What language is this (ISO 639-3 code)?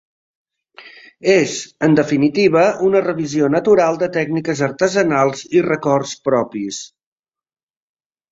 cat